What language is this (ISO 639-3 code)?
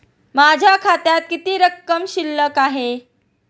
mar